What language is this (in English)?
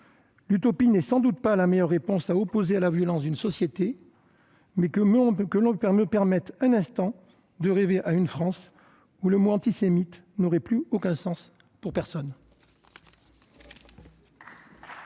French